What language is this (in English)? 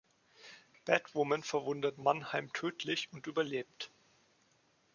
German